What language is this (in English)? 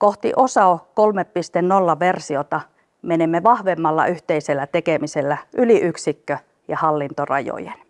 Finnish